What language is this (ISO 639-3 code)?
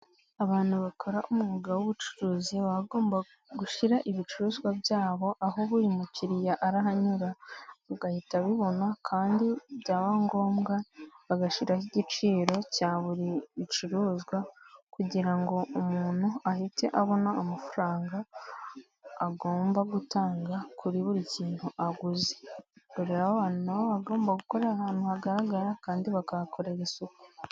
kin